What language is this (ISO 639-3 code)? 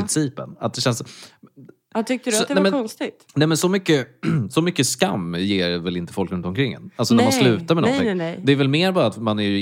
swe